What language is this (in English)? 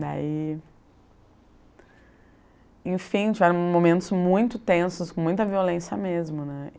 Portuguese